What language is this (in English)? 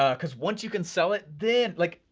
English